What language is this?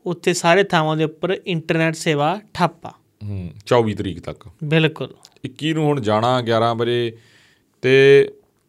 Punjabi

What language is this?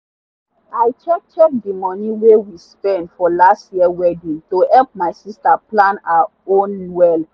Nigerian Pidgin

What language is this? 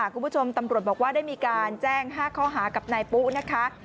Thai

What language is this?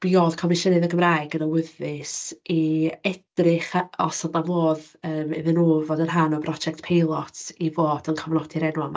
Welsh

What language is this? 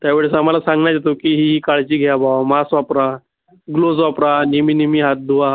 Marathi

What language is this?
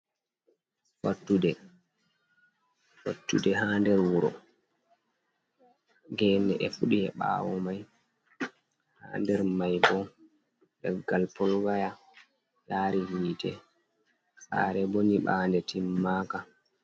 Fula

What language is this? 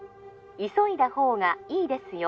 Japanese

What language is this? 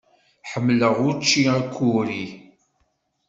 Kabyle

